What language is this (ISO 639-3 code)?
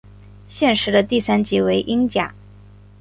zho